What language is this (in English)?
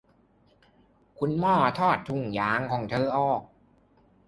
Thai